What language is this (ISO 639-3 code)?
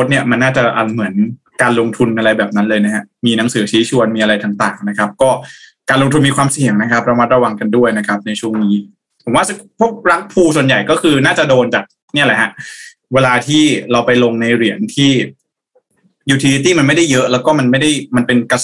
tha